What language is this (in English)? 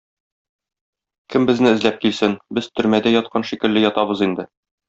Tatar